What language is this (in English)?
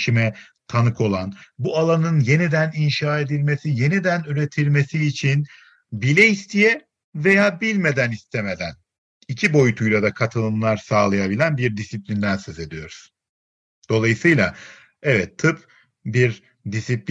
Turkish